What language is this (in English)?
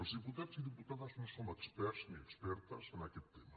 Catalan